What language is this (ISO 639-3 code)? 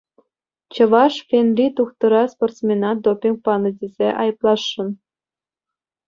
chv